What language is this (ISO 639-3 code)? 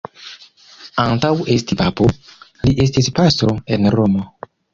epo